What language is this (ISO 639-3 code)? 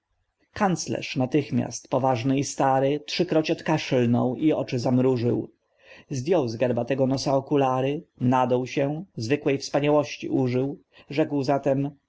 pol